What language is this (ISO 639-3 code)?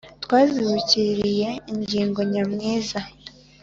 kin